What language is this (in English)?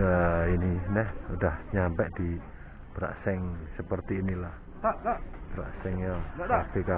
Indonesian